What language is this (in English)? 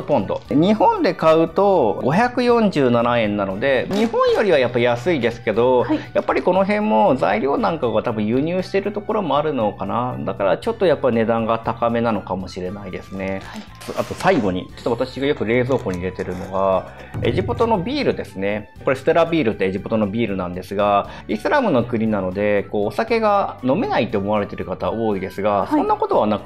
Japanese